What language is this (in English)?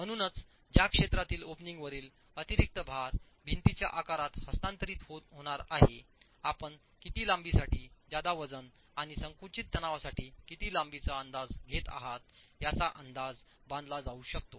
Marathi